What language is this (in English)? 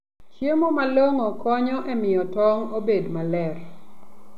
Luo (Kenya and Tanzania)